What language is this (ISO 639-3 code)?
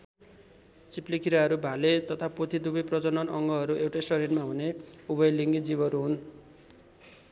nep